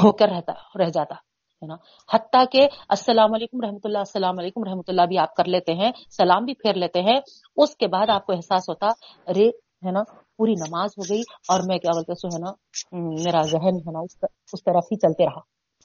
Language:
Urdu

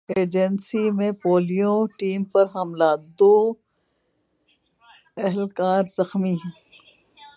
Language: Urdu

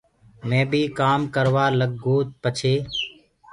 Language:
Gurgula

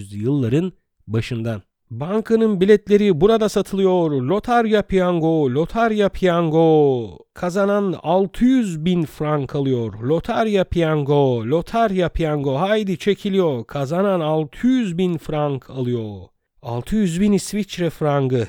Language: Turkish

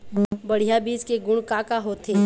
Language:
Chhattisgarhi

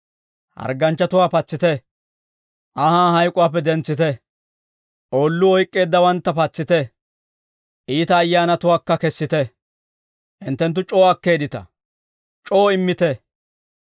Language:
Dawro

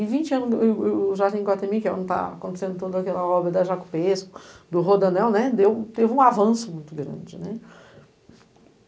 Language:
Portuguese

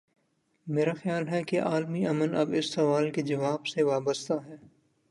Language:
Urdu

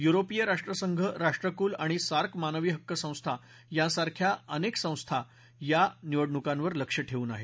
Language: Marathi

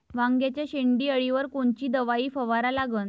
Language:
Marathi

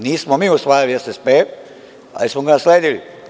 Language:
Serbian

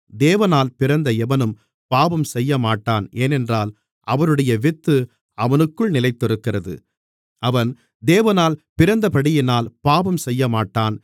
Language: Tamil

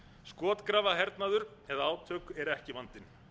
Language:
Icelandic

